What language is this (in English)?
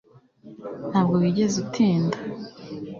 Kinyarwanda